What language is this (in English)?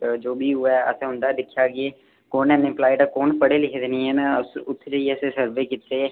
Dogri